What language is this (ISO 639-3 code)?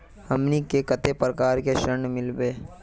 mag